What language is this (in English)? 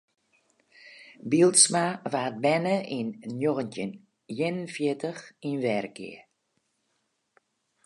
Western Frisian